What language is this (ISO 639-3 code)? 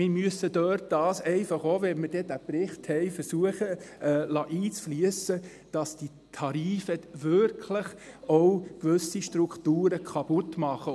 gsw